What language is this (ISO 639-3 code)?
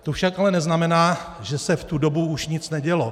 ces